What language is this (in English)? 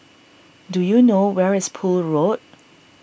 English